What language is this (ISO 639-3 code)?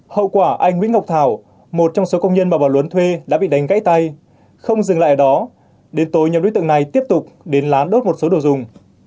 vie